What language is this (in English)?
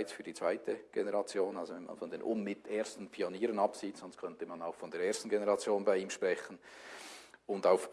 German